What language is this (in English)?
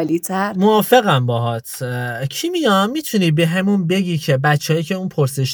Persian